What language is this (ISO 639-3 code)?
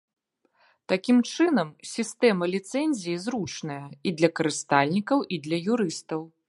bel